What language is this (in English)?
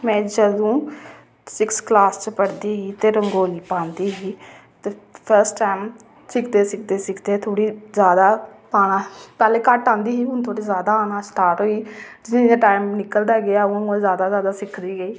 Dogri